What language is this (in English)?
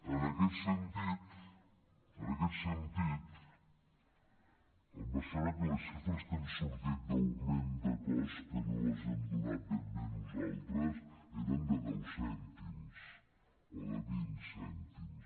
Catalan